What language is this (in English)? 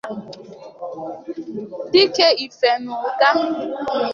Igbo